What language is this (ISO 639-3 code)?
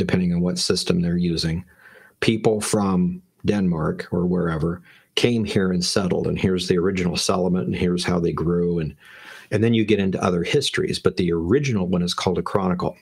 eng